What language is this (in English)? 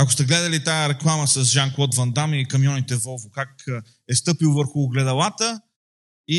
Bulgarian